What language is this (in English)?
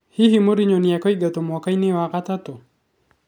Kikuyu